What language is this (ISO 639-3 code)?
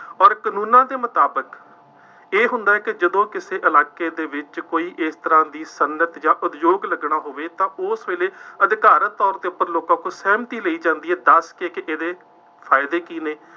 pan